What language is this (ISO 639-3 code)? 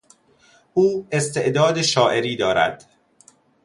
fas